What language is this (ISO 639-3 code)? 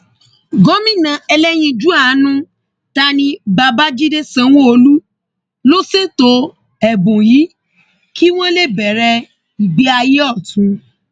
yor